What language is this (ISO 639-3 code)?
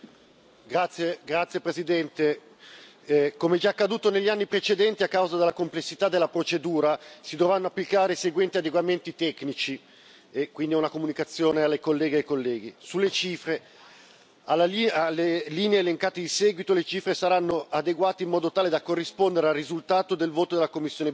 ita